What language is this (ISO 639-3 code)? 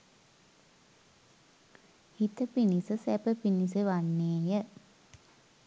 sin